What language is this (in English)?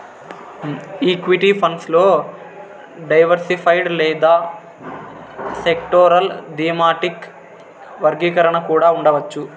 Telugu